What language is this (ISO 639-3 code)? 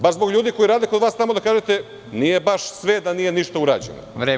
srp